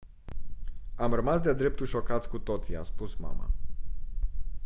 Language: Romanian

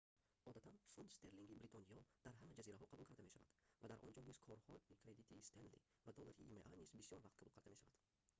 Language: Tajik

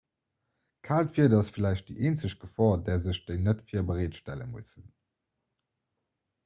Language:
Luxembourgish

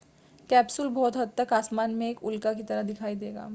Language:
Hindi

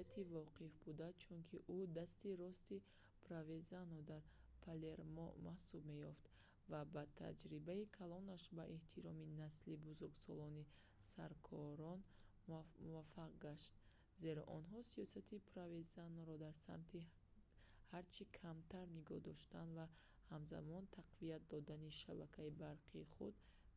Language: Tajik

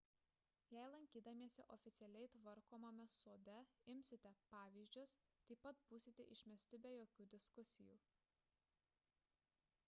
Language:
Lithuanian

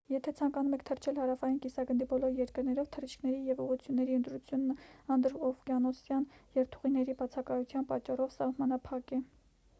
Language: Armenian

